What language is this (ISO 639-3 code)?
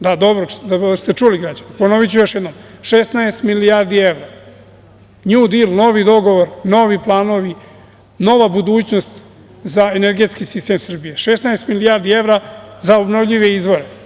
srp